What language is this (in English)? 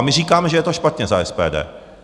Czech